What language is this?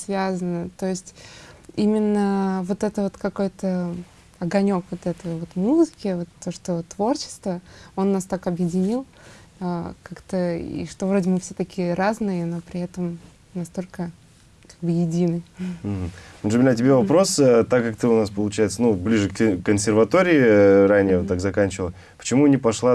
Russian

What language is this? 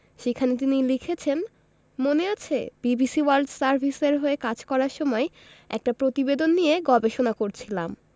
Bangla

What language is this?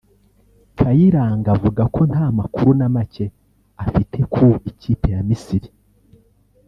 Kinyarwanda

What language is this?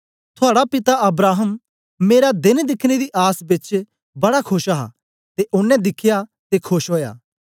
Dogri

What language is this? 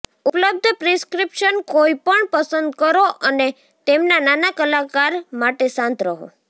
Gujarati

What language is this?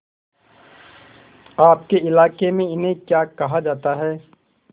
Hindi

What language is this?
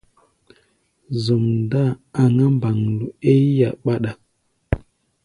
Gbaya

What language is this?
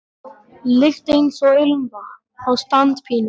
Icelandic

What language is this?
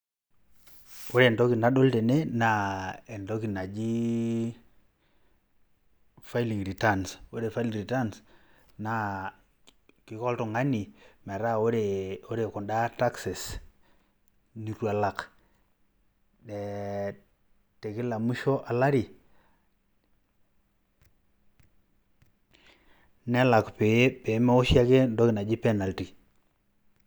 Masai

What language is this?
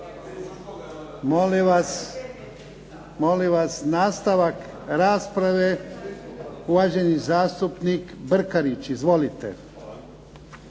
Croatian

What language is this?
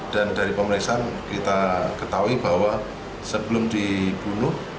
Indonesian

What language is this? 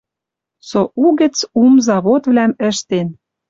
Western Mari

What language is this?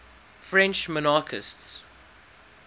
English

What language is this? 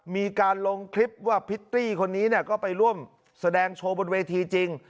Thai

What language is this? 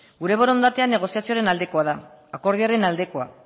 Basque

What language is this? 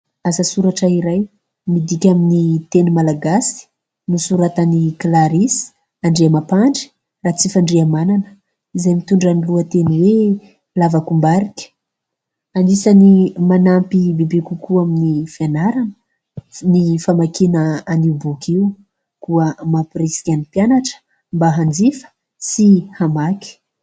Malagasy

